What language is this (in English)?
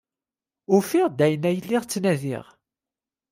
Kabyle